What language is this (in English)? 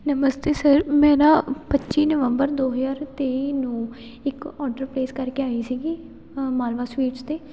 Punjabi